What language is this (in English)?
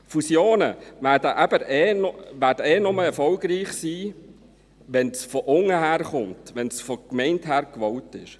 Swiss German